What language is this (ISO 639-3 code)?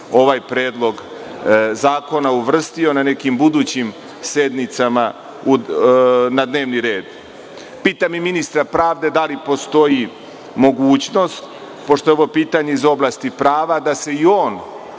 srp